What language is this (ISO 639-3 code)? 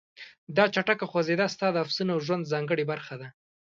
pus